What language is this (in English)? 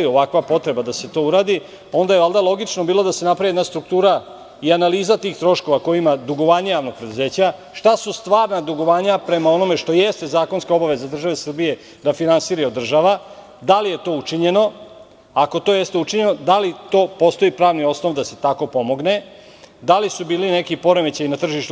Serbian